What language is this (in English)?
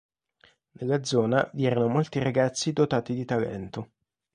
Italian